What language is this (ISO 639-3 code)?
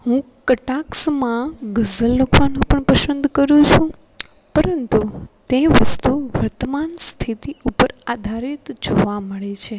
guj